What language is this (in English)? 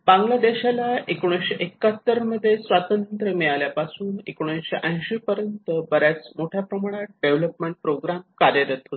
Marathi